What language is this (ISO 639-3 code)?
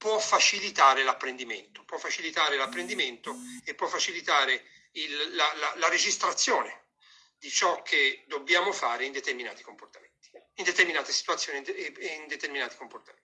ita